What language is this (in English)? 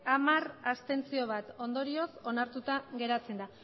Basque